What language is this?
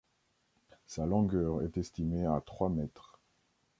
French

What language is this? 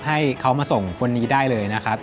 Thai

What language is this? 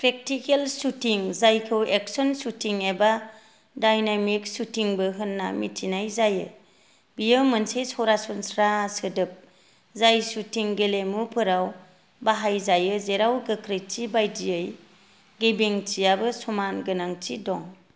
Bodo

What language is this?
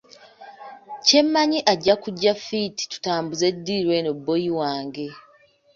Ganda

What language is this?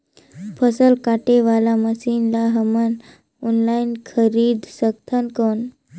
Chhattisgarhi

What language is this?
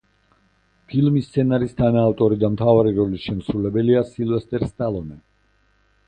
Georgian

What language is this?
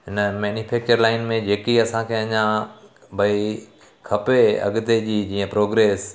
Sindhi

